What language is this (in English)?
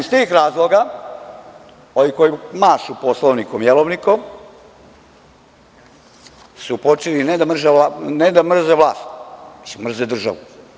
Serbian